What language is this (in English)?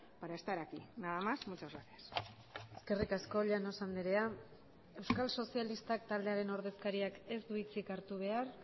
Basque